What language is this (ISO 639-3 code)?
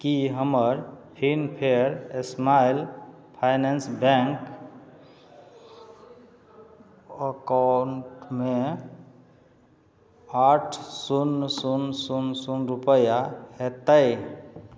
mai